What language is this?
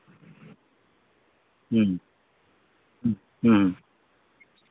Santali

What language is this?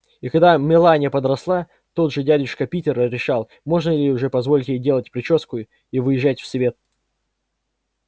Russian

